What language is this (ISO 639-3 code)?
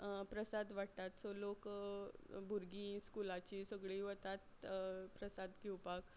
kok